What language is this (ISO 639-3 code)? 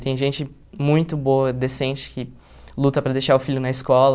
por